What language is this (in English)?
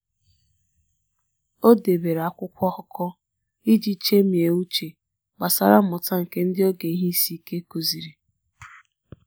Igbo